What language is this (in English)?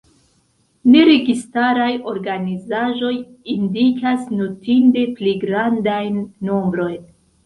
Esperanto